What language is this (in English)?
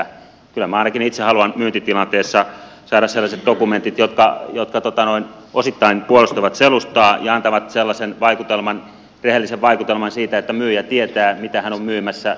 Finnish